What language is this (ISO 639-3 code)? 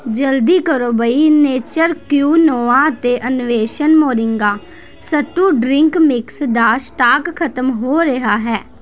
pan